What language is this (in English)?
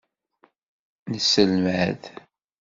Kabyle